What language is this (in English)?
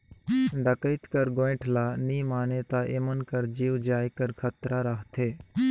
Chhattisgarhi